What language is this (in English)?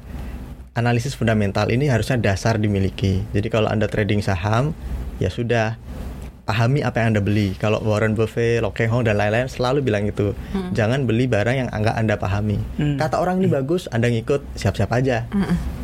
Indonesian